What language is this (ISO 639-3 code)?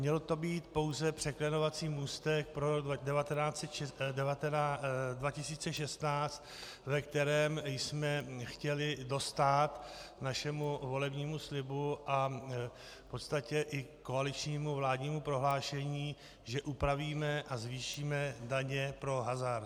ces